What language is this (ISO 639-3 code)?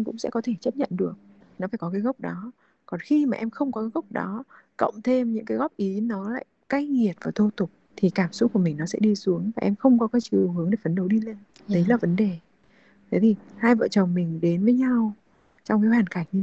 vie